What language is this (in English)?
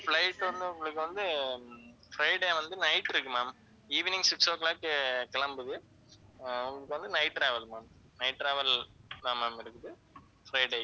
Tamil